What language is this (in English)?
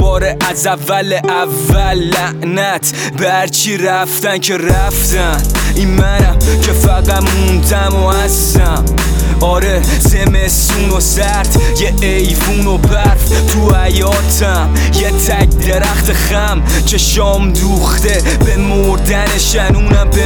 Persian